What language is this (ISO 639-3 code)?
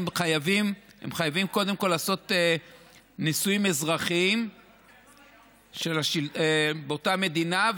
heb